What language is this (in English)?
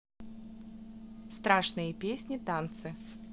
Russian